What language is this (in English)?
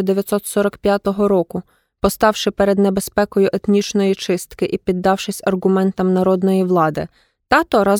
Ukrainian